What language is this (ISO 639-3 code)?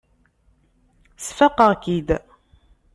kab